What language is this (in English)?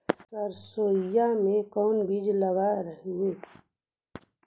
Magahi